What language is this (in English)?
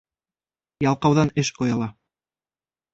Bashkir